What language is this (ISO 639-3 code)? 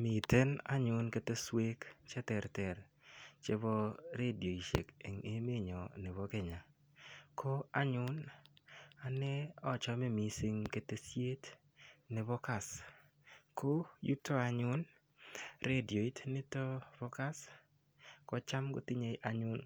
kln